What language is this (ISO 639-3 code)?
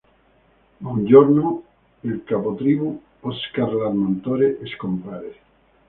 ita